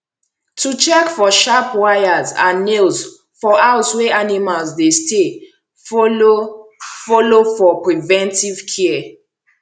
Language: Nigerian Pidgin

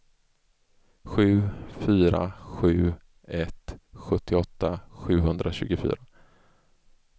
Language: Swedish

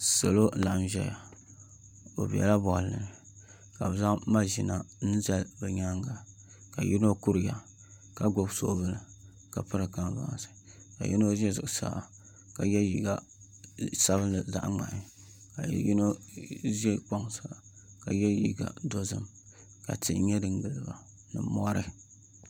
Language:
Dagbani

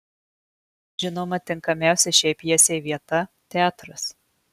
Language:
Lithuanian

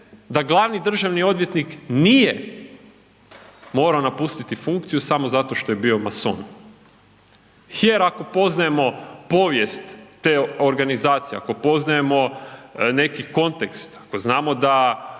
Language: Croatian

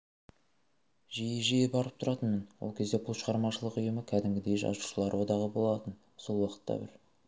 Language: Kazakh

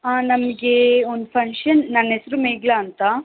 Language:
Kannada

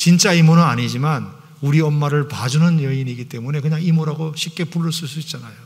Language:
Korean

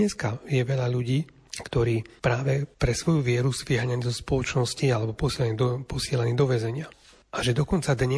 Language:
Slovak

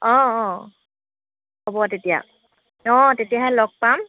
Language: Assamese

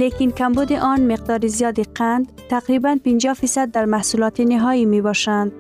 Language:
Persian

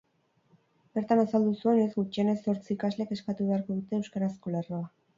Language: Basque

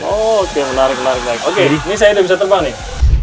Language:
Indonesian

